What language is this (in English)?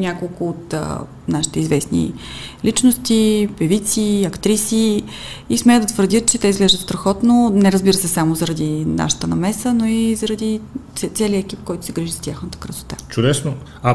Bulgarian